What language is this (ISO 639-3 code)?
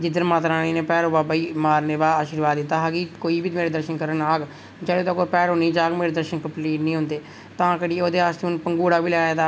doi